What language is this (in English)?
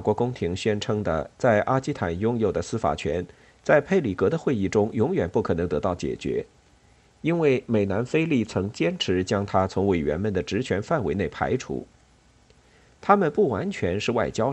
Chinese